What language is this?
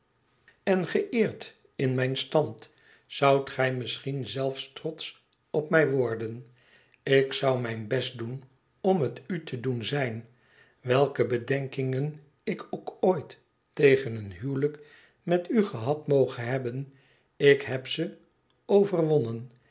Dutch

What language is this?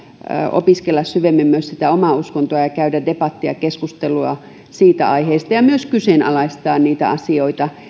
Finnish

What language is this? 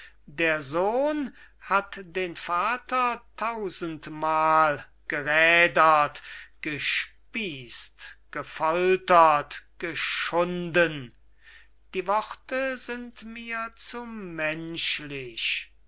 German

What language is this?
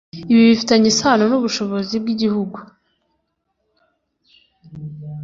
Kinyarwanda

